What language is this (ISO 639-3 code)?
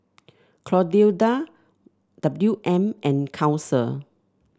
eng